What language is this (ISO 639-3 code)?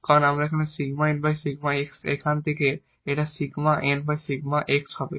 ben